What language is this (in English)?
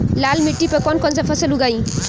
Bhojpuri